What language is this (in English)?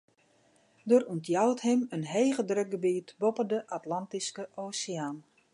Western Frisian